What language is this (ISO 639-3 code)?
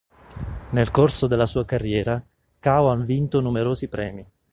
ita